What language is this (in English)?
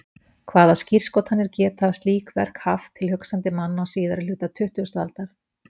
Icelandic